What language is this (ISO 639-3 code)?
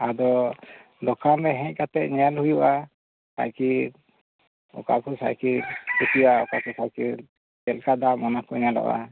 sat